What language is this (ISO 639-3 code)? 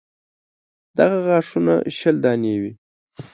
pus